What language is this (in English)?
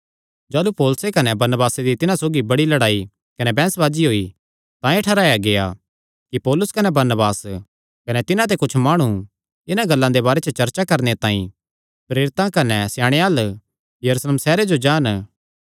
Kangri